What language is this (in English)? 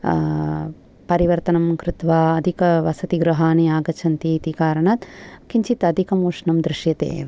Sanskrit